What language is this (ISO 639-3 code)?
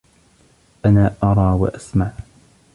ara